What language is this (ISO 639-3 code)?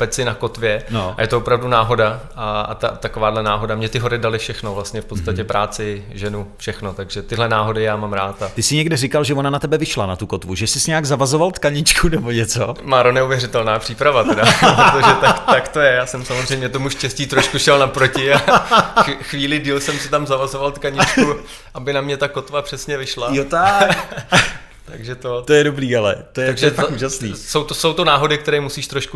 ces